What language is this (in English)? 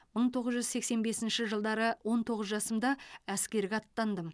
Kazakh